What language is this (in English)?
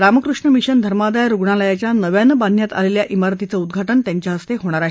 Marathi